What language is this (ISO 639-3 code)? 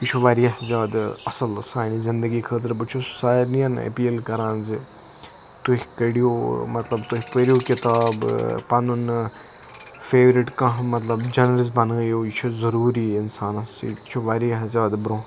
kas